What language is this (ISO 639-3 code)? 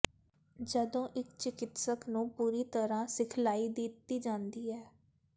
pan